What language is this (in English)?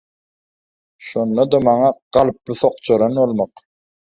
Turkmen